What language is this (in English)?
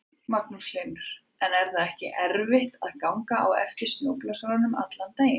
Icelandic